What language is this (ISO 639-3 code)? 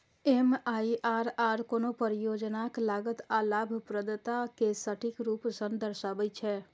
mai